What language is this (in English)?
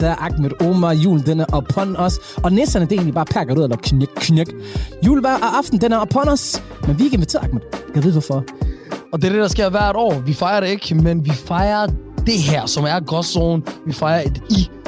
Danish